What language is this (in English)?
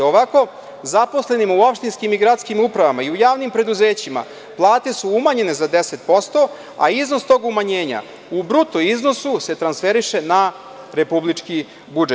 Serbian